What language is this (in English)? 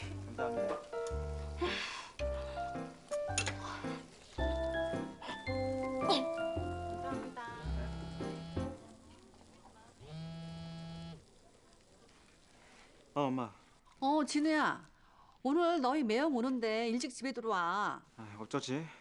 Korean